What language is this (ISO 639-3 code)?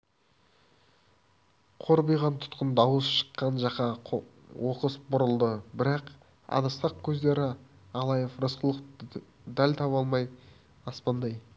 kaz